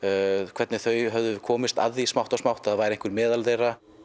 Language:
Icelandic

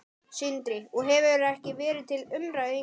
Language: Icelandic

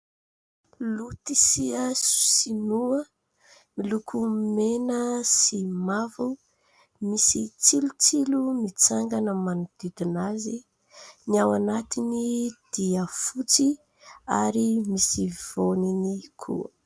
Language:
Malagasy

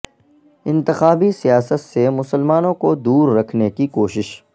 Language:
Urdu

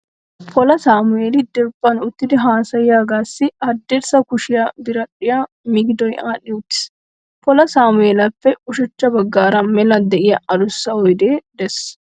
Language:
Wolaytta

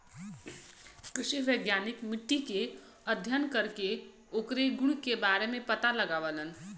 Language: Bhojpuri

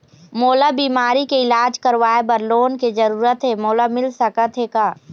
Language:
Chhattisgarhi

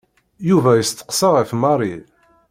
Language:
Kabyle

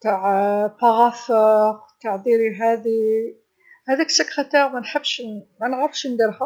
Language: Algerian Arabic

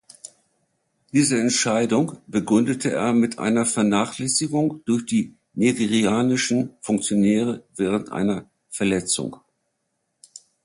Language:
German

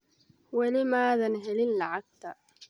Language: Somali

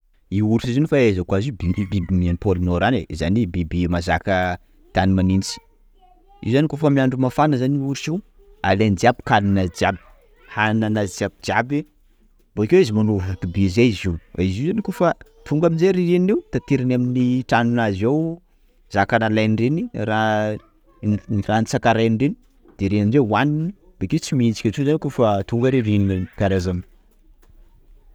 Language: Sakalava Malagasy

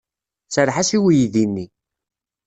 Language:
Kabyle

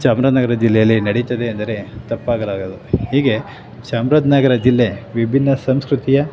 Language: Kannada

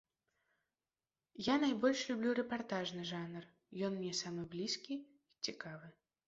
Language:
Belarusian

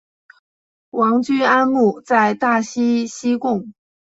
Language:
Chinese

